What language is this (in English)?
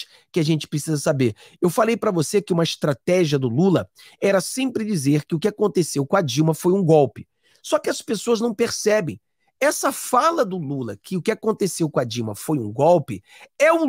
Portuguese